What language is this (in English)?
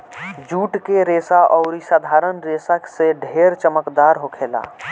Bhojpuri